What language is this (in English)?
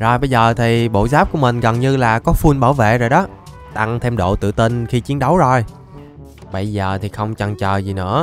Vietnamese